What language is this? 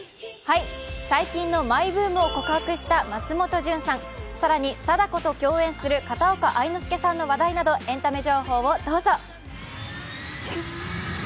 Japanese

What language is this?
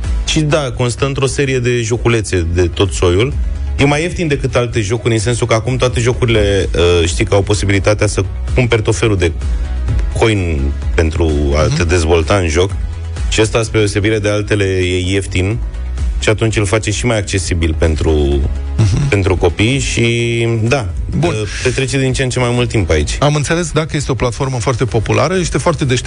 Romanian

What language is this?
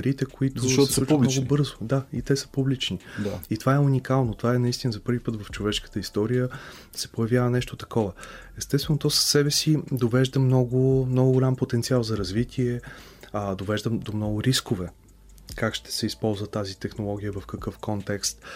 Bulgarian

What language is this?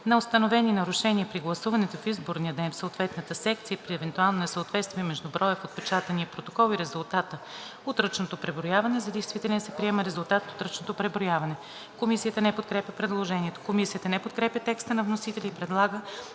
Bulgarian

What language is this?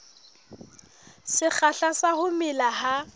Southern Sotho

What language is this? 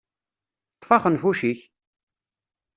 Kabyle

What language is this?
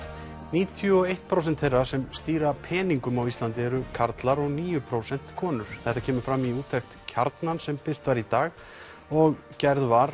Icelandic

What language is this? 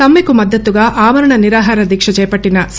Telugu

